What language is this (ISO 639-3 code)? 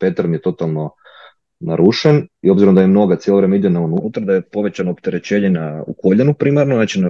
hrv